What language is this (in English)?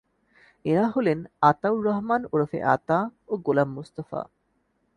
Bangla